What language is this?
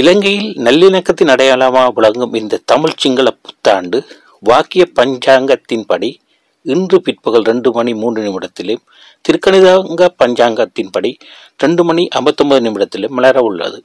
Tamil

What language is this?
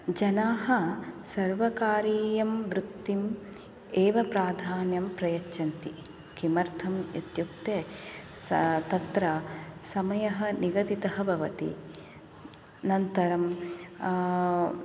Sanskrit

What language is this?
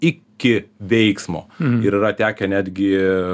Lithuanian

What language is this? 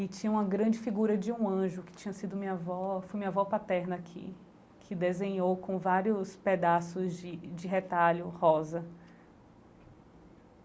Portuguese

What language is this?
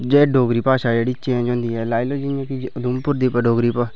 Dogri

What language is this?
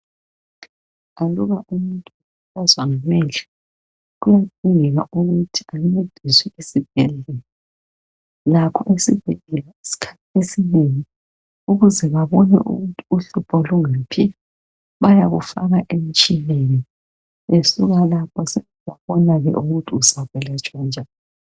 North Ndebele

